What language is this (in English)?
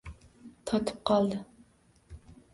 Uzbek